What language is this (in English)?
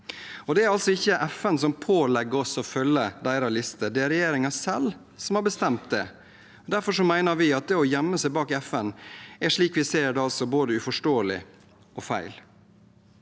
Norwegian